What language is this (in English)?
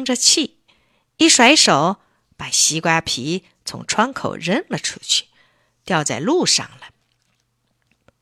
Chinese